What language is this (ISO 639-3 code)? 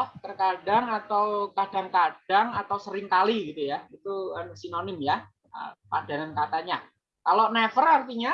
ind